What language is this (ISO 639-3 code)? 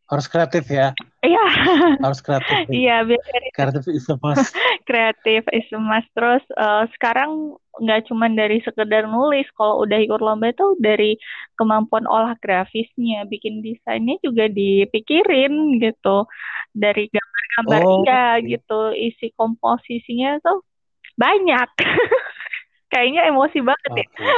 ind